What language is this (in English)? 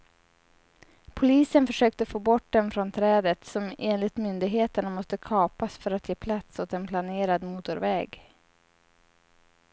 Swedish